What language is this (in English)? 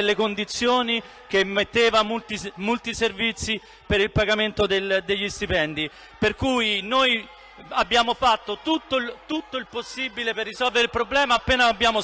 Italian